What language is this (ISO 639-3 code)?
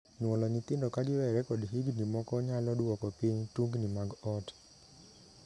luo